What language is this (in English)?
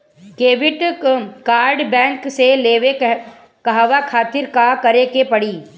Bhojpuri